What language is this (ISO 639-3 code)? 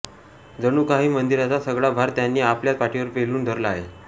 mar